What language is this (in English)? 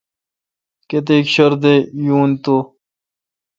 Kalkoti